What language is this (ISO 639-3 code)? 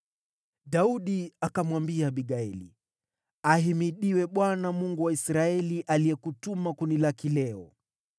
swa